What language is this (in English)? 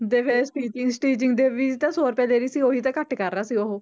Punjabi